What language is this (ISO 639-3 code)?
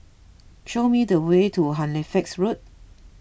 eng